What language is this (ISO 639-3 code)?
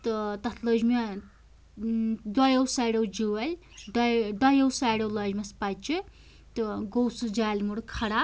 kas